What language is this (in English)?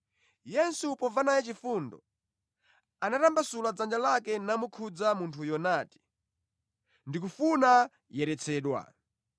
Nyanja